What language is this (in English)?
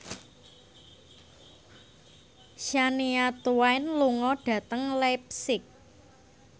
Javanese